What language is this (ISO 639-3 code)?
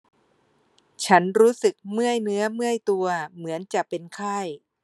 tha